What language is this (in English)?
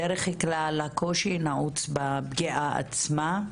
Hebrew